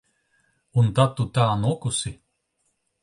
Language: Latvian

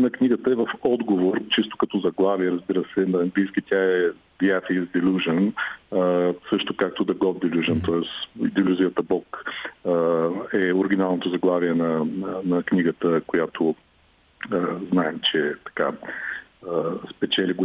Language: Bulgarian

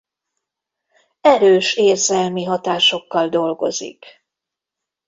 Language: Hungarian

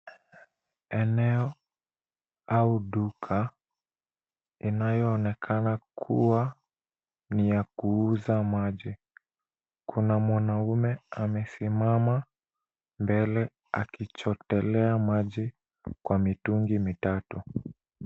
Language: Swahili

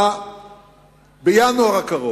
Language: Hebrew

